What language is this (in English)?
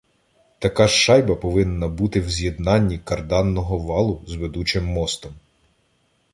Ukrainian